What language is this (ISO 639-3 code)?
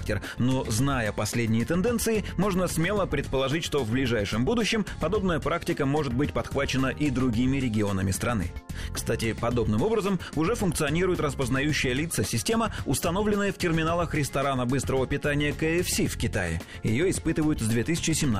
rus